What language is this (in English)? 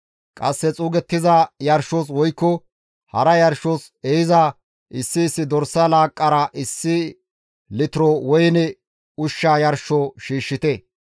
Gamo